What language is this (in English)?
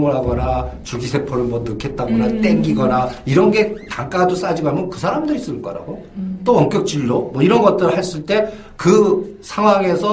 Korean